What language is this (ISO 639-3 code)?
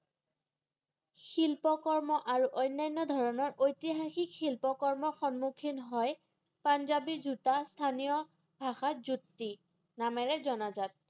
asm